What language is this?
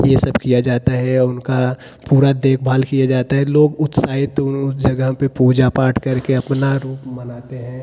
Hindi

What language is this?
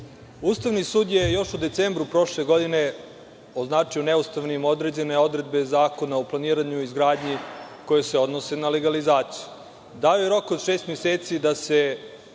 Serbian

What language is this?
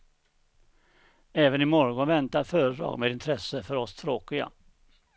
Swedish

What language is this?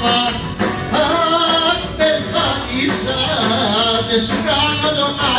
Arabic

